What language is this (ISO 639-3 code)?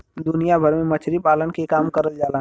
bho